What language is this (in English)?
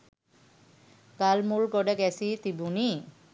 Sinhala